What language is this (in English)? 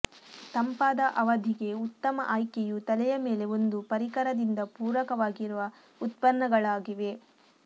Kannada